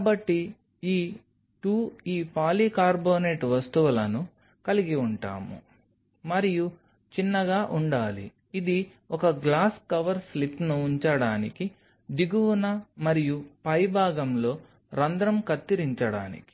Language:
Telugu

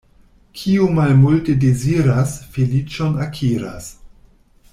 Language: Esperanto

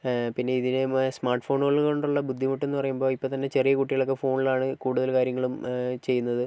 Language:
Malayalam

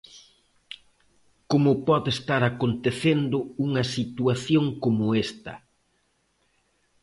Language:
Galician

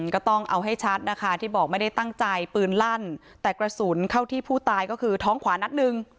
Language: Thai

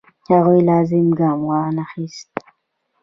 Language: Pashto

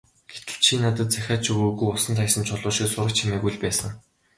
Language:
Mongolian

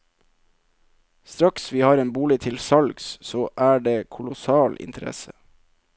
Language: Norwegian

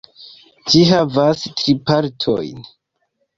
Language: Esperanto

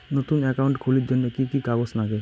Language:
Bangla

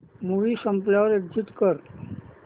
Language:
Marathi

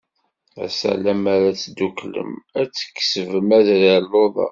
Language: Kabyle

